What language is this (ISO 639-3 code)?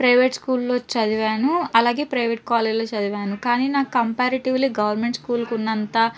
tel